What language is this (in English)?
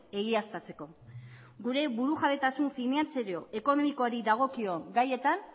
Basque